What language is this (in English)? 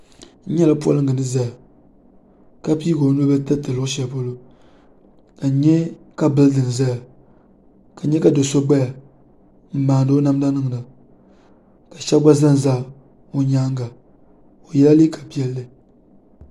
Dagbani